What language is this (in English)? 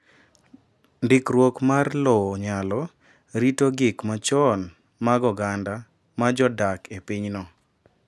Luo (Kenya and Tanzania)